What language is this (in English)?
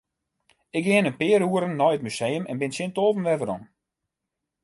Western Frisian